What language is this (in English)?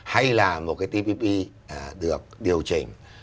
Vietnamese